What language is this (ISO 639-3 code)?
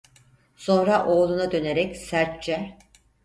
tur